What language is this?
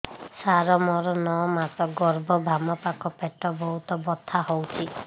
Odia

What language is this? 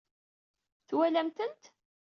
Kabyle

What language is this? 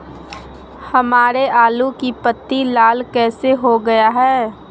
Magahi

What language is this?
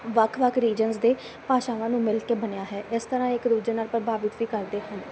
Punjabi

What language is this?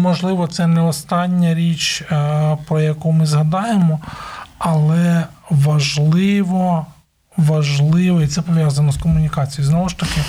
Ukrainian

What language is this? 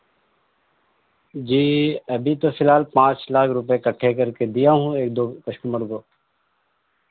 Urdu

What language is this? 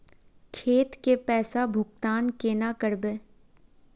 Magahi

